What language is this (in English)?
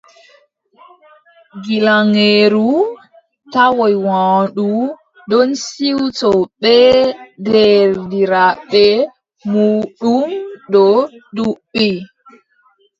Adamawa Fulfulde